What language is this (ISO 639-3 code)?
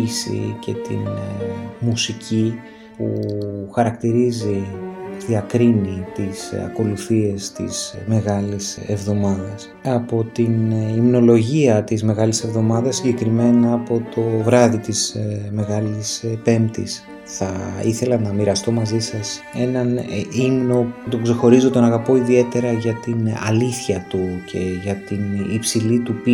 ell